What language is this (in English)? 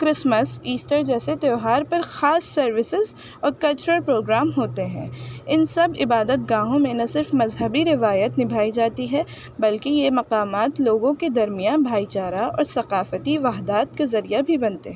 Urdu